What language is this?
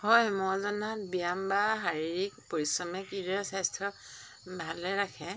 Assamese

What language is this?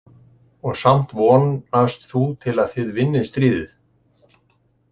Icelandic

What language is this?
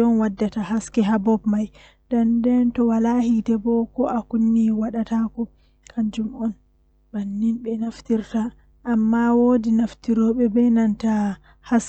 Western Niger Fulfulde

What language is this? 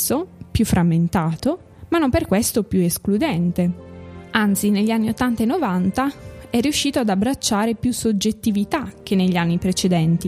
Italian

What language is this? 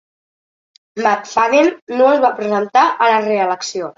Catalan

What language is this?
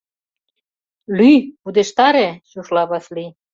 Mari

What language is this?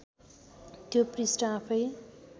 Nepali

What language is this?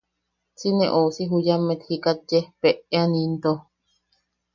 Yaqui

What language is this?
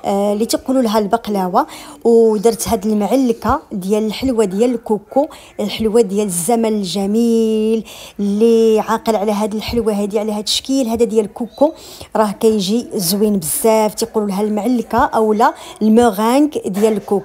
Arabic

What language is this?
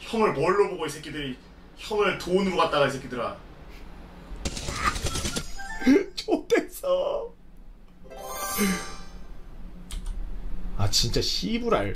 Korean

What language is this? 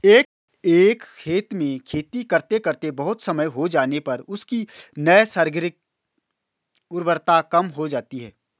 Hindi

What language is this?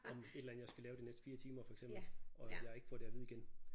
Danish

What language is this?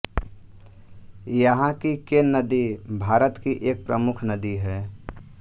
Hindi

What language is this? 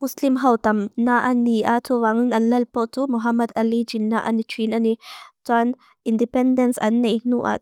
Mizo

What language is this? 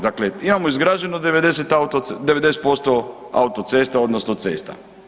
Croatian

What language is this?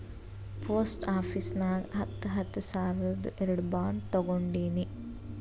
Kannada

